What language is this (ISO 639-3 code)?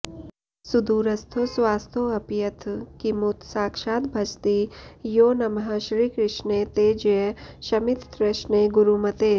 san